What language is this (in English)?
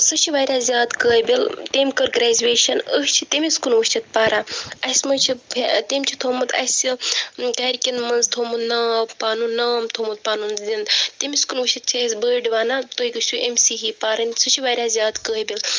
Kashmiri